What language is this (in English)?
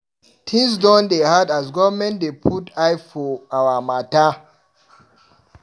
Nigerian Pidgin